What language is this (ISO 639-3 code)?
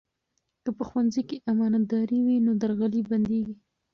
pus